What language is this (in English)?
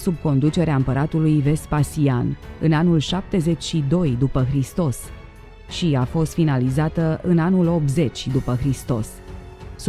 Romanian